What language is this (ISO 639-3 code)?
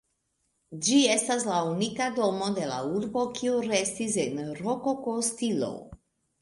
epo